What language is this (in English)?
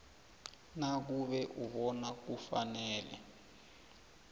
South Ndebele